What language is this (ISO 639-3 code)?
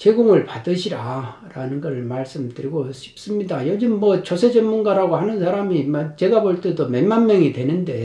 kor